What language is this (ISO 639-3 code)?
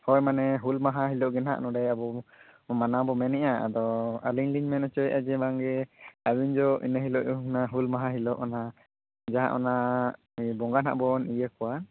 sat